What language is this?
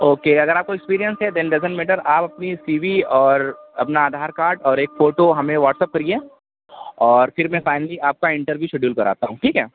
Urdu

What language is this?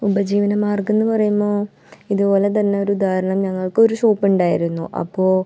Malayalam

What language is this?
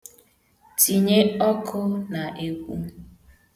Igbo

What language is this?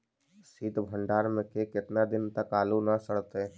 Magahi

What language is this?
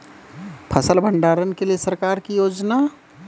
Maithili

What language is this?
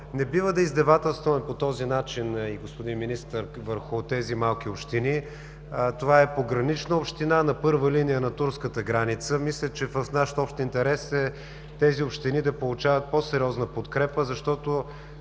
Bulgarian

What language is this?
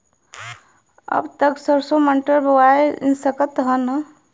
Bhojpuri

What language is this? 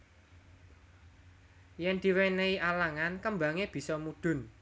Javanese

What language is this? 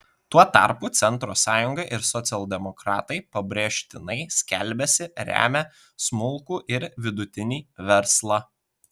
Lithuanian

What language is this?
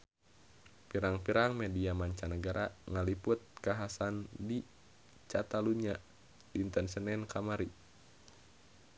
Sundanese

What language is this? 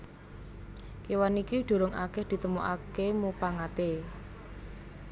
Javanese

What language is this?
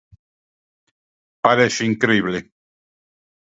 Galician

